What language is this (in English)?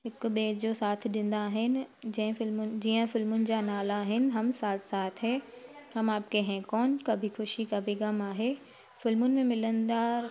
Sindhi